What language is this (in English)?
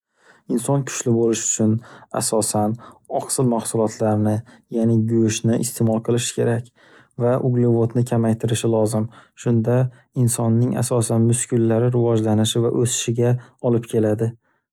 Uzbek